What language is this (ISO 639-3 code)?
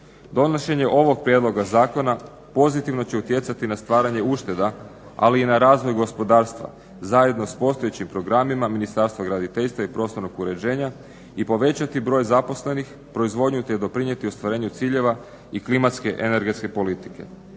hrv